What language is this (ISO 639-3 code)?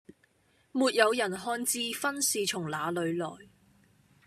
yue